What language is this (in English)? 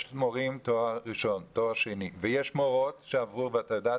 Hebrew